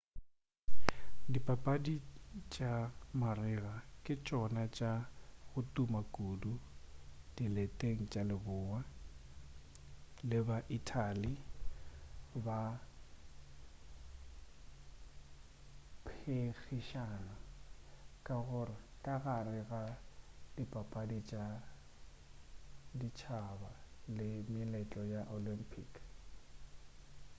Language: Northern Sotho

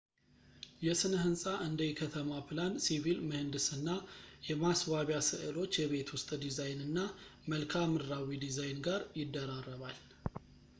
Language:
Amharic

